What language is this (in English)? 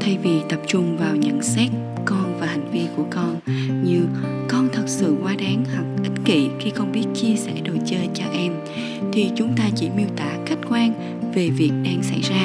Vietnamese